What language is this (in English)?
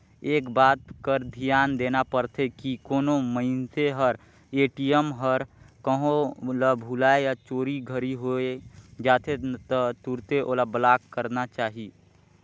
Chhattisgarhi